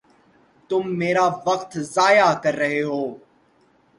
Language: Urdu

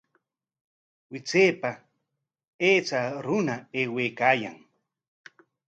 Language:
Corongo Ancash Quechua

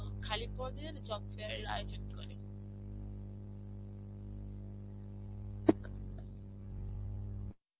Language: Bangla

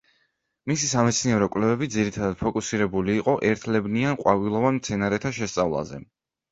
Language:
Georgian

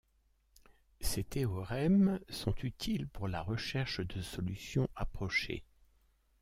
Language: French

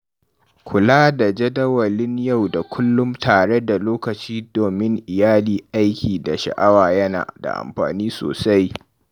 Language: Hausa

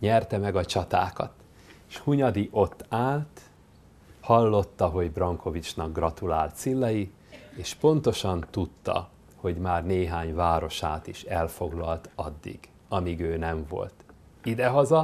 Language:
Hungarian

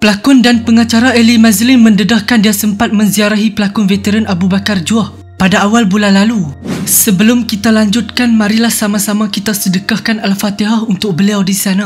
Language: Malay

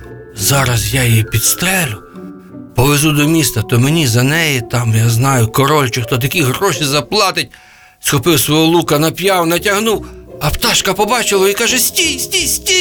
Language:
Ukrainian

